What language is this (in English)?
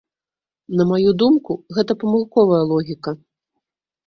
Belarusian